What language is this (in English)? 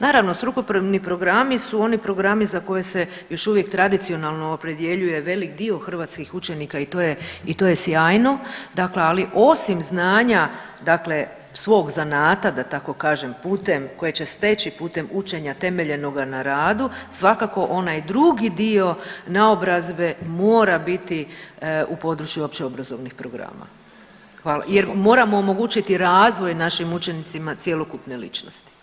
Croatian